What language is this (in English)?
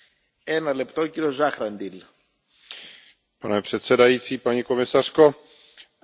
Czech